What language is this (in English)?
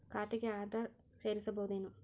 Kannada